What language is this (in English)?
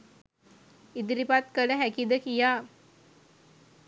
Sinhala